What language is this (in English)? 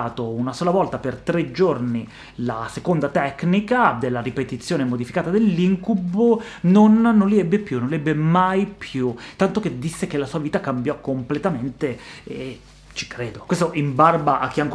Italian